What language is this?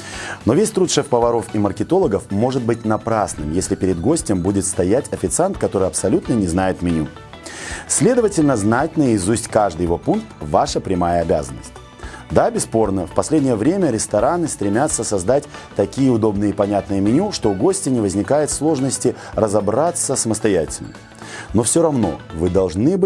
Russian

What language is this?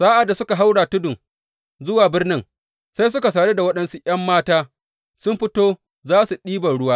Hausa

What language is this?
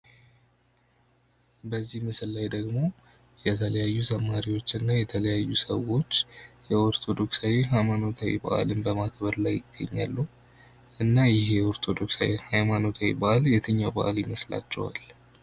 Amharic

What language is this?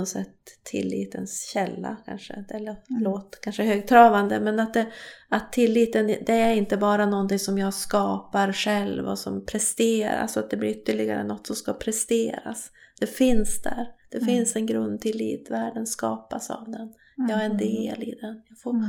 Swedish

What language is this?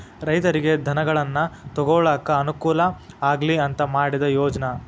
Kannada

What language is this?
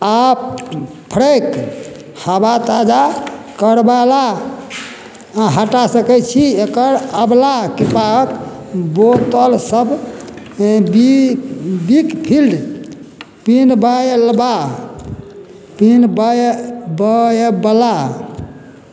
Maithili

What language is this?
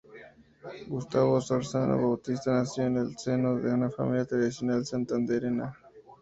Spanish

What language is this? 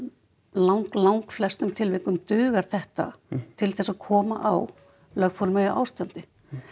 Icelandic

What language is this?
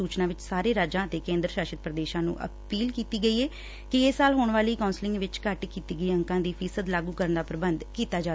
Punjabi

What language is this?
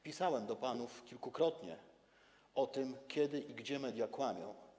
Polish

